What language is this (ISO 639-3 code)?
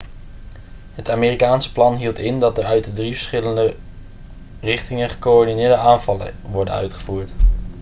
nld